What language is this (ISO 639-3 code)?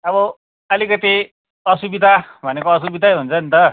nep